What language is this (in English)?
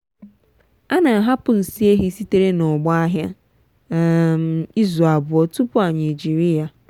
Igbo